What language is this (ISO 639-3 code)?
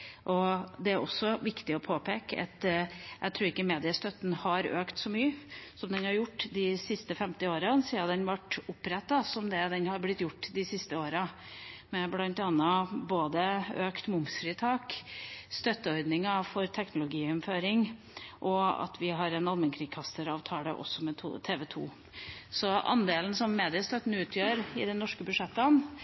nob